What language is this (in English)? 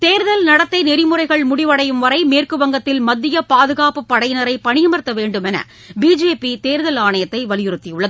Tamil